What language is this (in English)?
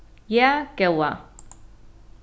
Faroese